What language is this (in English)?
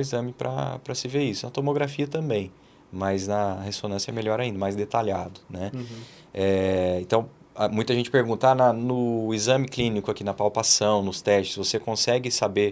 Portuguese